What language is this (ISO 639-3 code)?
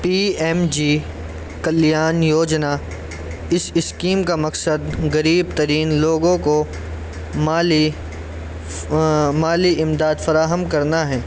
urd